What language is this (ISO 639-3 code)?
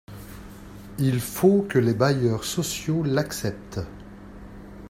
fra